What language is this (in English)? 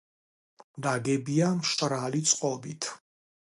Georgian